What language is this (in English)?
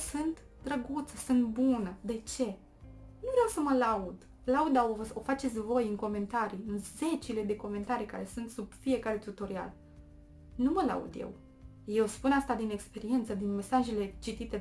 Romanian